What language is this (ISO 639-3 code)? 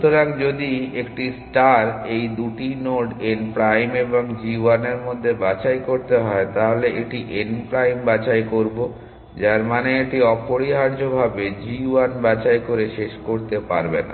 ben